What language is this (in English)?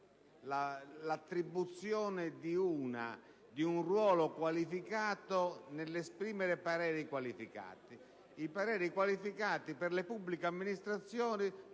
Italian